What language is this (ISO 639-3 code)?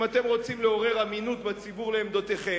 heb